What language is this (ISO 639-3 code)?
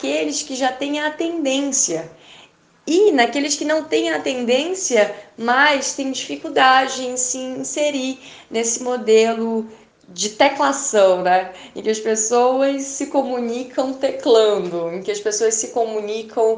por